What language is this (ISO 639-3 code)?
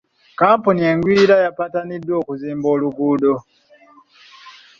lug